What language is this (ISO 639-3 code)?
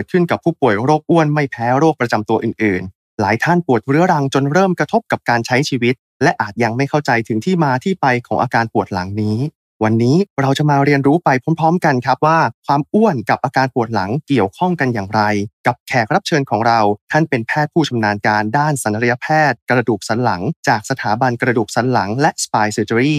tha